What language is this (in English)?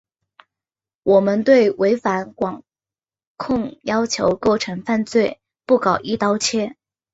Chinese